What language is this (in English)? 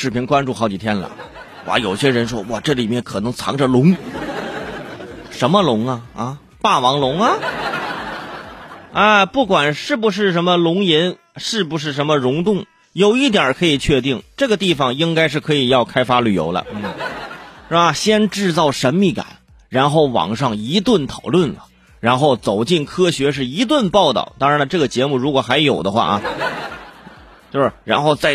Chinese